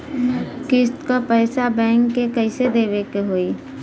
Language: Bhojpuri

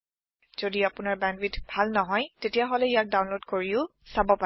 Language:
Assamese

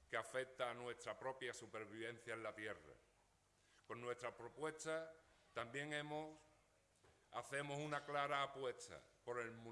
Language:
Spanish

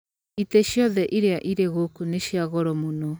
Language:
Kikuyu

